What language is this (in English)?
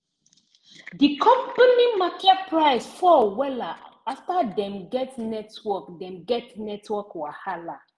Nigerian Pidgin